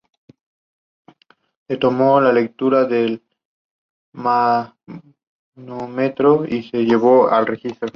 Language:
Spanish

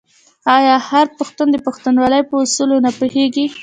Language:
Pashto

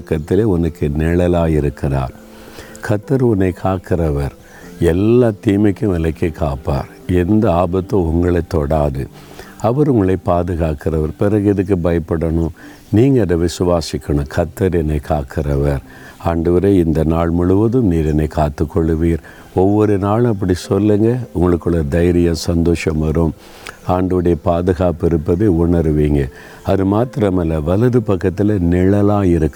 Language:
Tamil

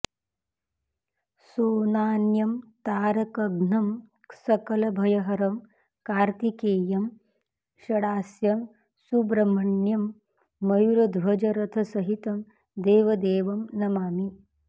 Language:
Sanskrit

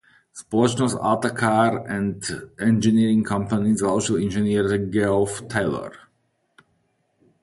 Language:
Czech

